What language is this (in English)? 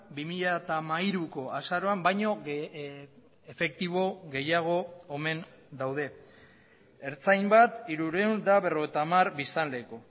Basque